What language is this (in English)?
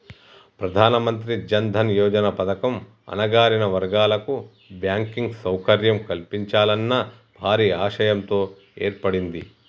Telugu